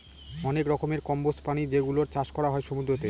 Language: Bangla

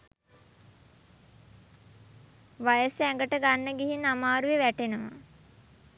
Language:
Sinhala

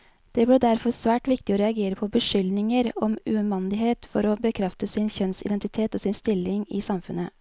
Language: Norwegian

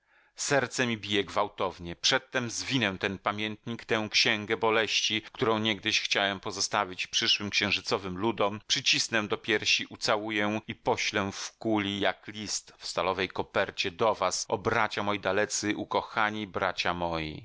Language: Polish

